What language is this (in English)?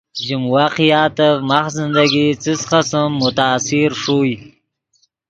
Yidgha